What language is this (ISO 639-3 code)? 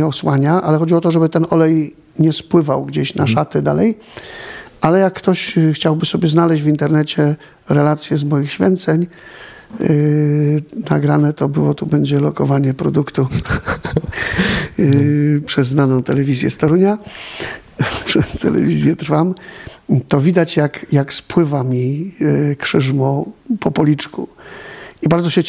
pol